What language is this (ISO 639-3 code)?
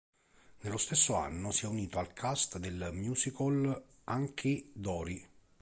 ita